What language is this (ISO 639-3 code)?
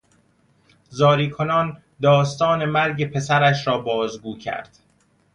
fas